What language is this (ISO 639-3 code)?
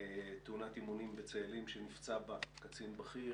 heb